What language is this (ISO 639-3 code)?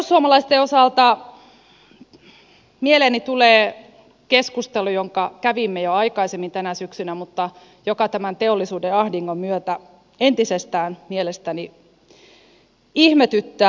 fin